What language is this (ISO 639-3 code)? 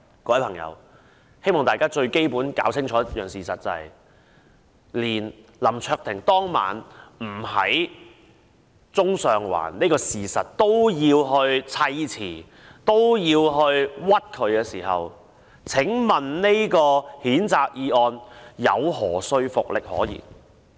yue